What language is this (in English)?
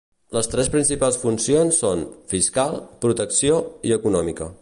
Catalan